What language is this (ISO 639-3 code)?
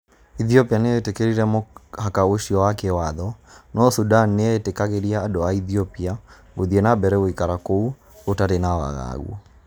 kik